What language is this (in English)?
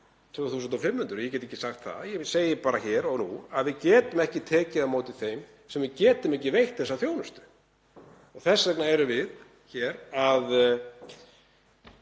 Icelandic